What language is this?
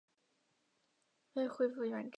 Chinese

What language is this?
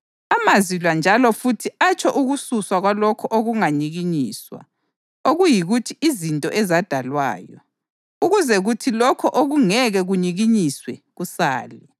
North Ndebele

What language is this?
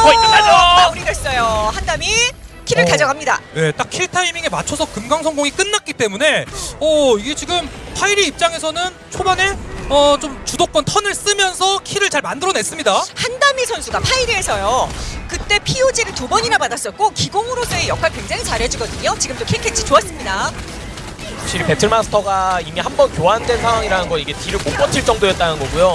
Korean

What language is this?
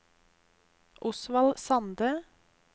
Norwegian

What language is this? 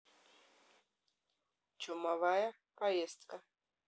Russian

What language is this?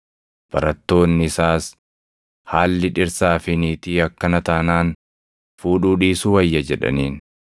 Oromo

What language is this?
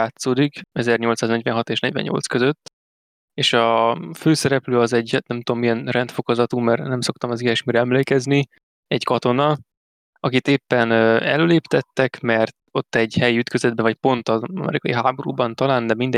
Hungarian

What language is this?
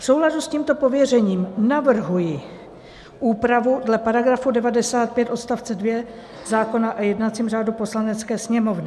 Czech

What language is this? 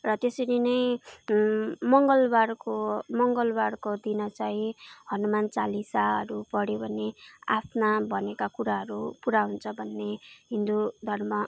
Nepali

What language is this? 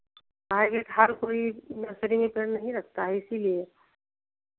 Hindi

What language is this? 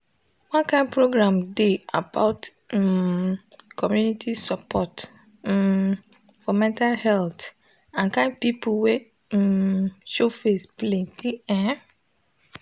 Nigerian Pidgin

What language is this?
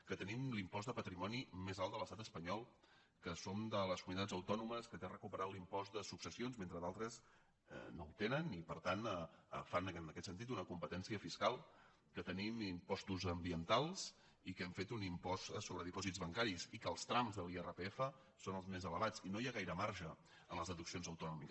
Catalan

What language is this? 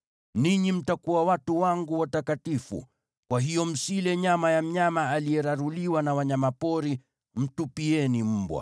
Swahili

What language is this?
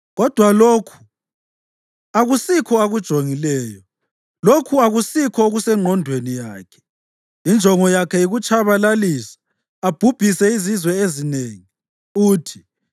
North Ndebele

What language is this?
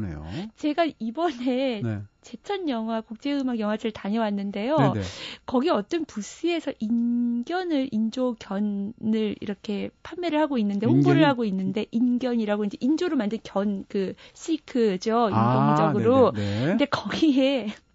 Korean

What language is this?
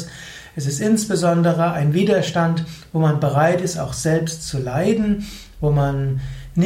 German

